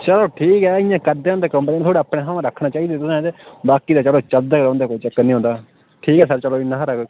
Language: Dogri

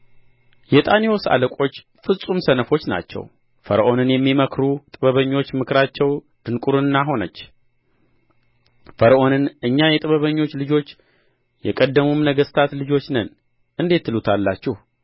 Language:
Amharic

